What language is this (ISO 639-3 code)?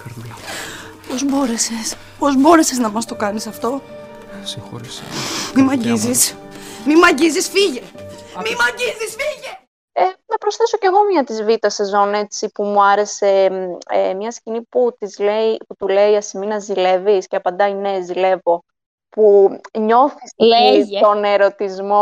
ell